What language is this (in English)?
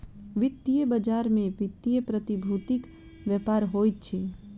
Maithili